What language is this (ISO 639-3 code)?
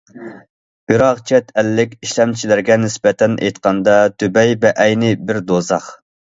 uig